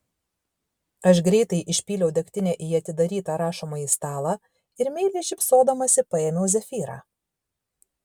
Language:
Lithuanian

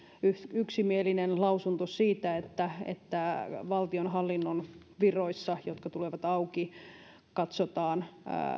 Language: Finnish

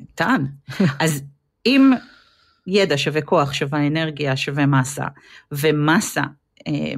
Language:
Hebrew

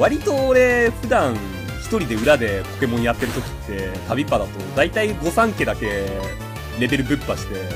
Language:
Japanese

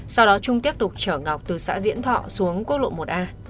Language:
Vietnamese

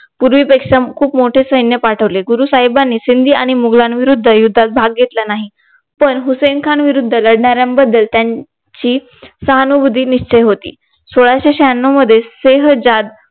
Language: Marathi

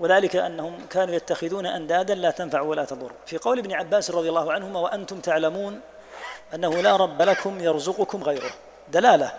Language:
Arabic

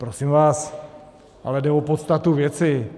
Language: Czech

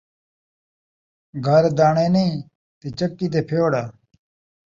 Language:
Saraiki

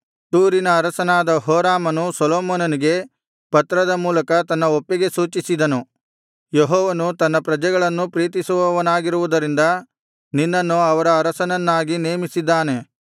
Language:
Kannada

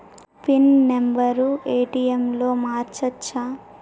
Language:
Telugu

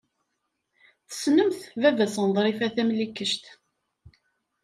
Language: Kabyle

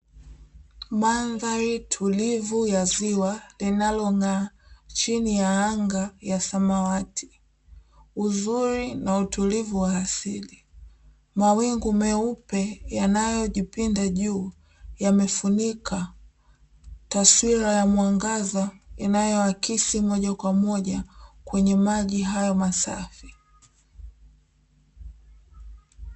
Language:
Swahili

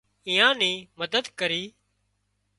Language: Wadiyara Koli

